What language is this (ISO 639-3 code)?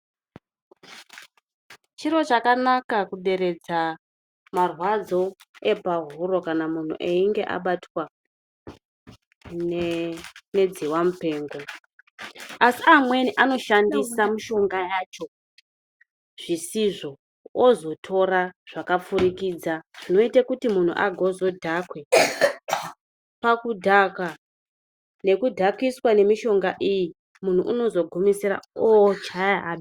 ndc